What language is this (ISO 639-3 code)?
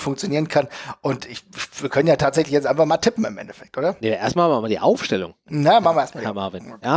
deu